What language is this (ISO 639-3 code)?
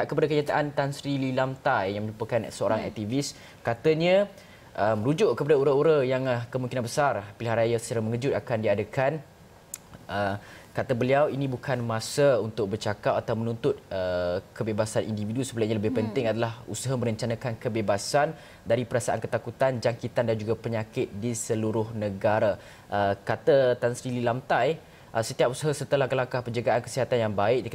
msa